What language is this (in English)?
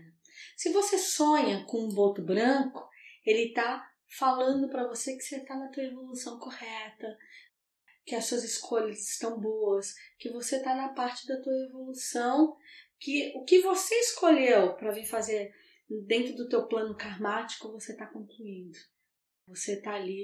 Portuguese